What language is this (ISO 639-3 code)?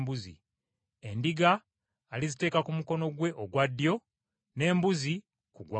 lug